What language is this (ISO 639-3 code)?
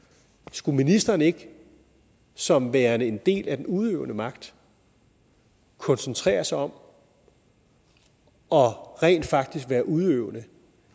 dan